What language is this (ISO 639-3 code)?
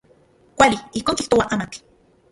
ncx